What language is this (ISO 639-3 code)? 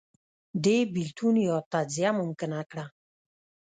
pus